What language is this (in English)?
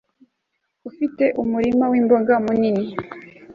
Kinyarwanda